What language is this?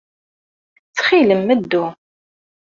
Kabyle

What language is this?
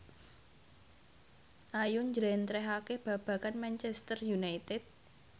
Javanese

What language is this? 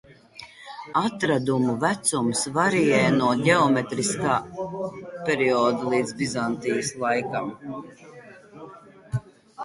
Latvian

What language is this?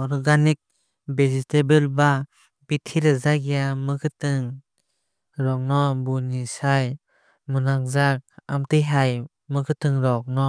Kok Borok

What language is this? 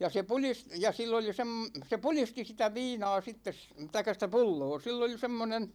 Finnish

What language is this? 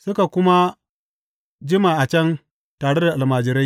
Hausa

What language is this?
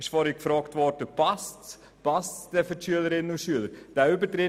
Swiss German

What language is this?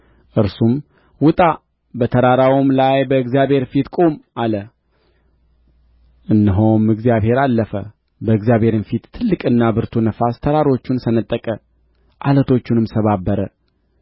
Amharic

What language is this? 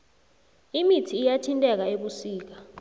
South Ndebele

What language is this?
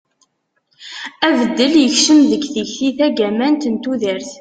Kabyle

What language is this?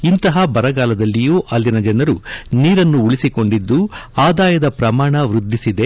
Kannada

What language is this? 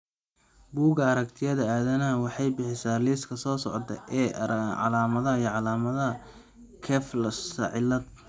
Somali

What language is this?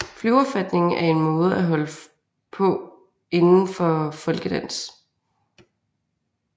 Danish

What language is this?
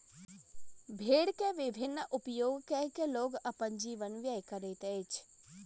Maithili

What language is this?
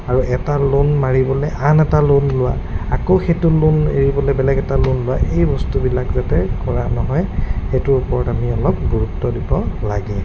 Assamese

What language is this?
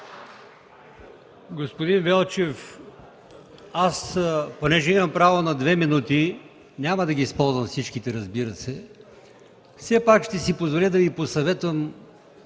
Bulgarian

